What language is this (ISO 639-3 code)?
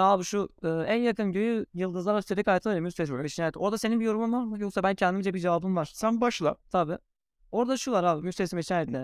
tur